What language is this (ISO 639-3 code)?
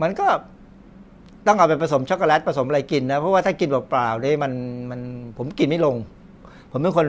tha